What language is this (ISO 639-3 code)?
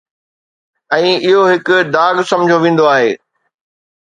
snd